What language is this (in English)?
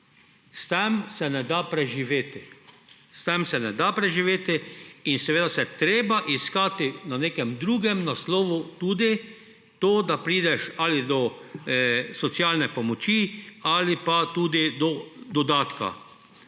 Slovenian